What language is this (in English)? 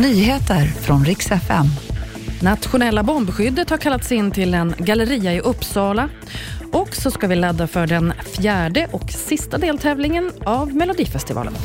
Swedish